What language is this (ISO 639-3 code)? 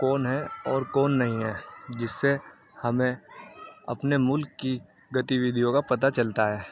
urd